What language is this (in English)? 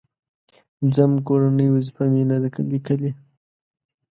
Pashto